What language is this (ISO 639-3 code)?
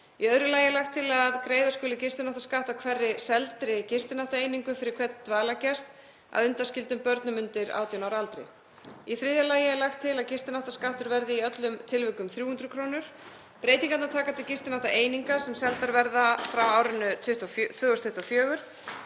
isl